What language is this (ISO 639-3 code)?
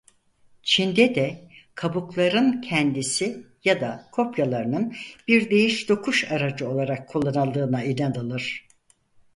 tur